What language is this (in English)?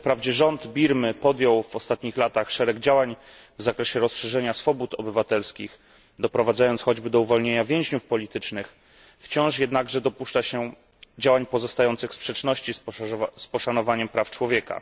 Polish